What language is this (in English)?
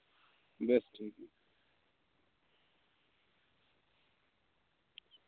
Santali